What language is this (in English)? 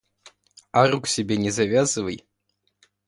Russian